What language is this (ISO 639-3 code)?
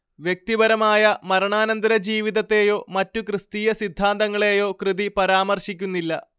mal